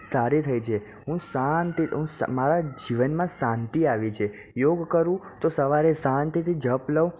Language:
Gujarati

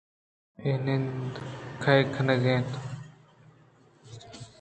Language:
Eastern Balochi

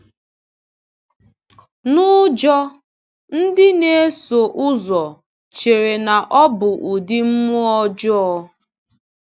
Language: Igbo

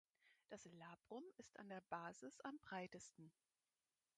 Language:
German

